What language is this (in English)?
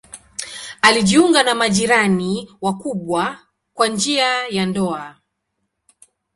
Swahili